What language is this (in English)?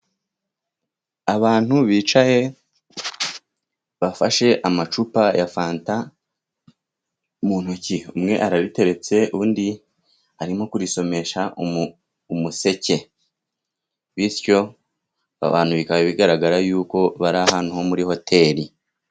Kinyarwanda